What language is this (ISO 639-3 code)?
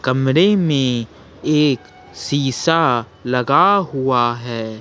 hin